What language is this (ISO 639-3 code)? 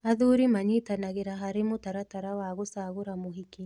kik